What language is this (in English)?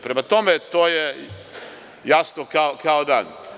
Serbian